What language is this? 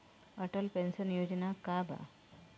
Bhojpuri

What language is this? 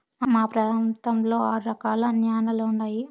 Telugu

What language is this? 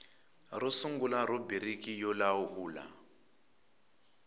Tsonga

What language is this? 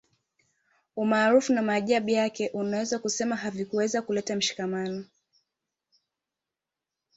Swahili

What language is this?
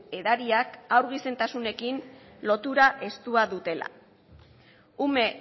Basque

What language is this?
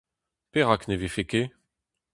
Breton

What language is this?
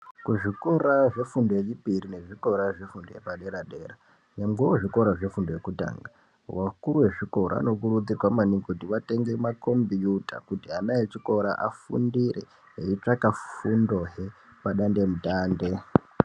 Ndau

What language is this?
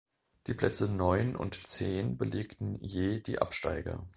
German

